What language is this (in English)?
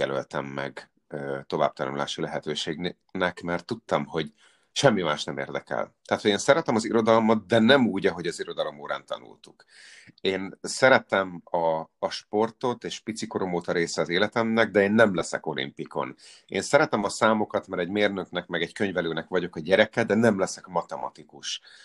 Hungarian